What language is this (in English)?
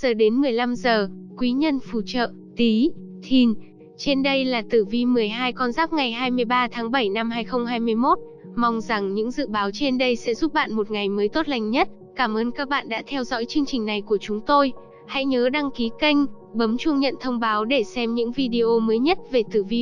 Vietnamese